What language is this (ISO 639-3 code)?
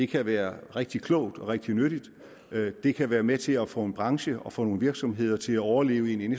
dan